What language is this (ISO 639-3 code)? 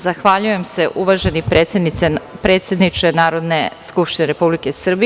srp